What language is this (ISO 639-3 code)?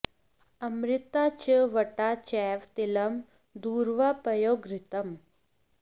san